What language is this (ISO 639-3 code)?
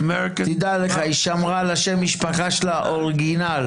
heb